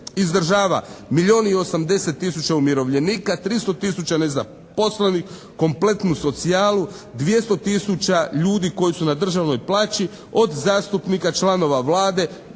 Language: Croatian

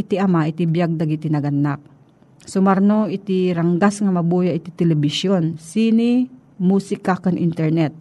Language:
Filipino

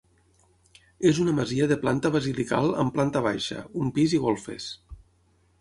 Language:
Catalan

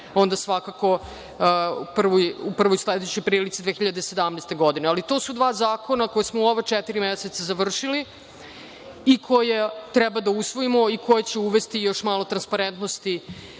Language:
Serbian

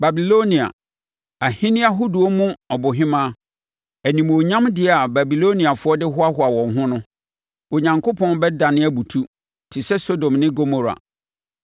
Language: Akan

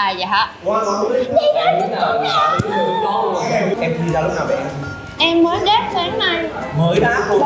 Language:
Vietnamese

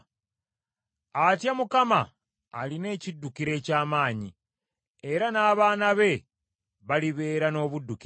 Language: Ganda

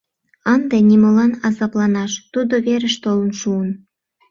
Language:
Mari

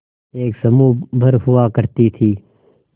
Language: Hindi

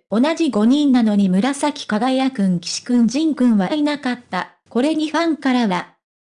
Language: Japanese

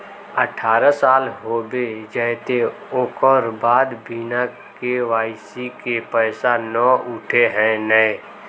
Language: Magahi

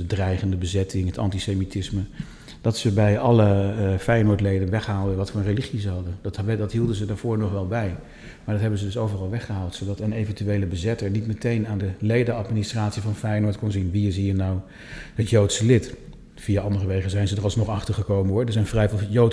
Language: Dutch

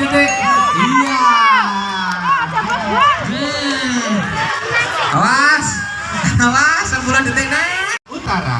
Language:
Indonesian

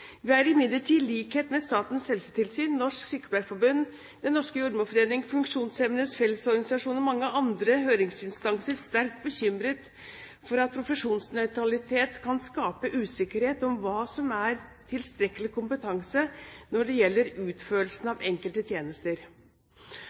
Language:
Norwegian Bokmål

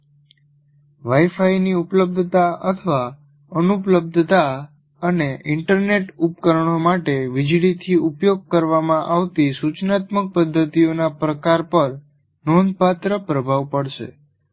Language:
Gujarati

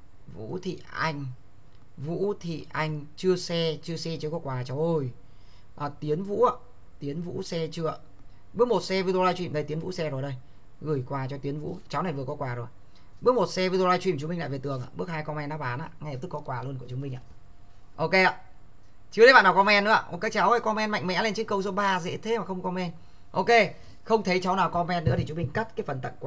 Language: Vietnamese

